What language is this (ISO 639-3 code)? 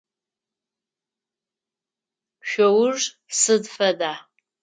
ady